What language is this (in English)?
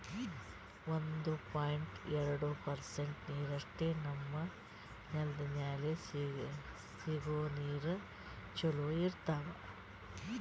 Kannada